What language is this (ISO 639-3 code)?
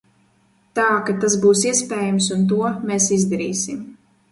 lav